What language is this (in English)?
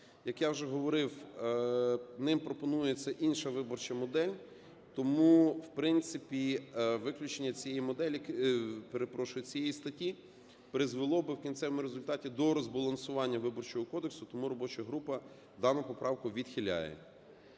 Ukrainian